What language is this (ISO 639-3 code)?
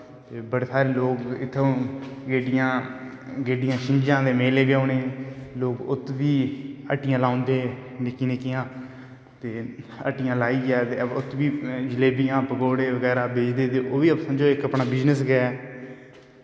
doi